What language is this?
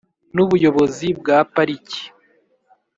Kinyarwanda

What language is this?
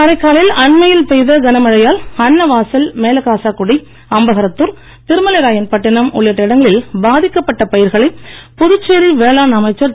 Tamil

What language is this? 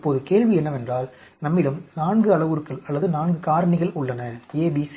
Tamil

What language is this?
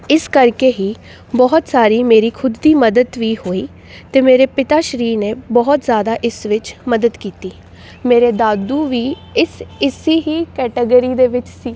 Punjabi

